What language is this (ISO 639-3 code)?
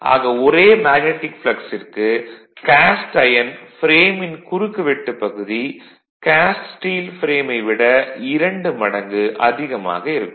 tam